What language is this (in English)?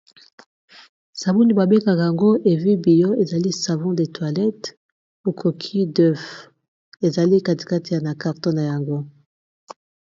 Lingala